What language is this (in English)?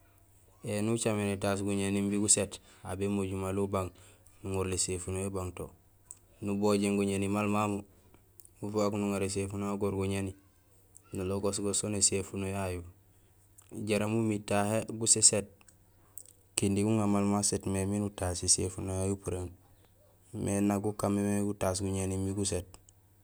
Gusilay